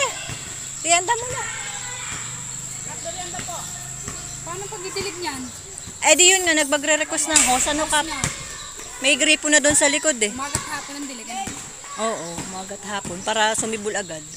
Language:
Filipino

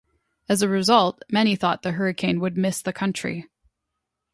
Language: English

